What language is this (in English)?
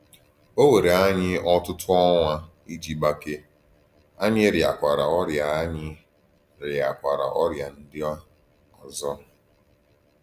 Igbo